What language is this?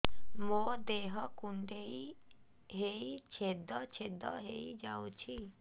Odia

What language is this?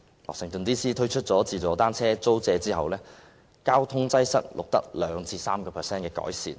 Cantonese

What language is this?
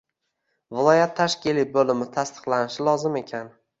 Uzbek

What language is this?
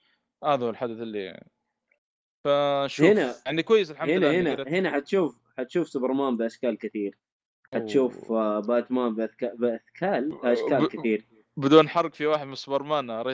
Arabic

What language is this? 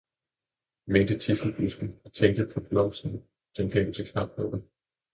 Danish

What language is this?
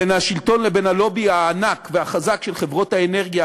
Hebrew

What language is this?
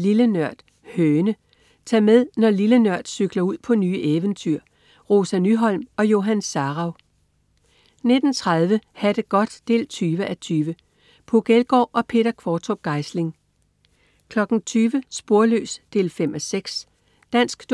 Danish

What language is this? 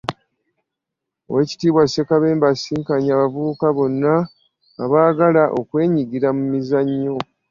Ganda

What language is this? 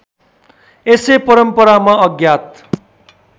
Nepali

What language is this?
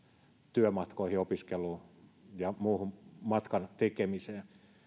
Finnish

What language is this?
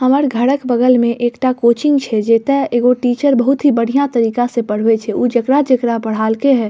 Maithili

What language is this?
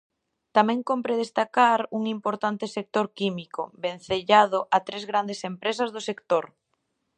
Galician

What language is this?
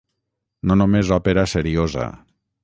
Catalan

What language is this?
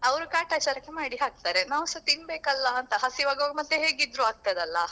Kannada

